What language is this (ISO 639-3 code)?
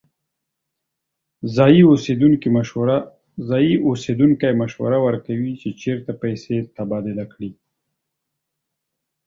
pus